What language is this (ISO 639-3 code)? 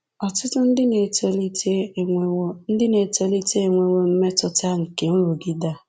ibo